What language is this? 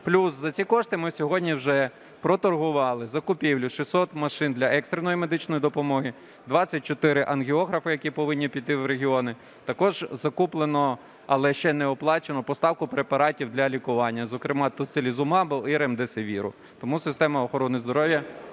Ukrainian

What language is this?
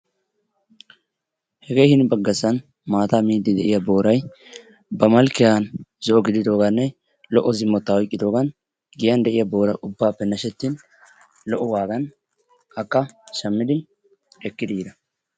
Wolaytta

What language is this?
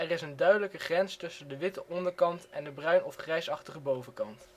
Dutch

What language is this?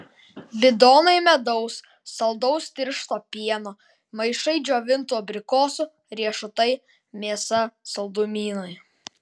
Lithuanian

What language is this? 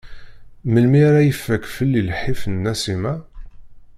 Kabyle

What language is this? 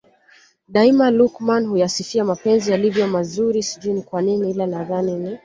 Swahili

